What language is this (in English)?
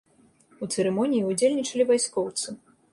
Belarusian